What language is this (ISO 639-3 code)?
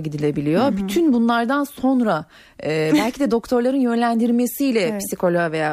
tur